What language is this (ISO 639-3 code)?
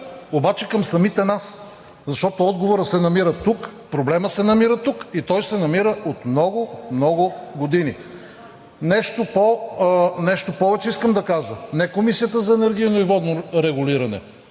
bul